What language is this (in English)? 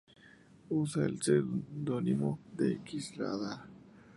Spanish